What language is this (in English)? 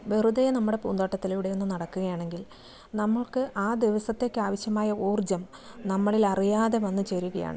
Malayalam